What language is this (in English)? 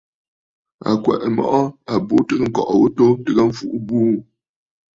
Bafut